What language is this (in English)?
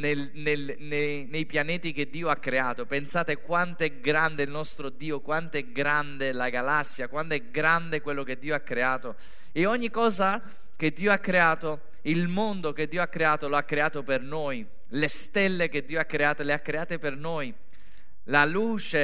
Italian